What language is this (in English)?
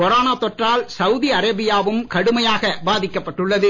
Tamil